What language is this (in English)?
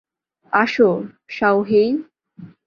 Bangla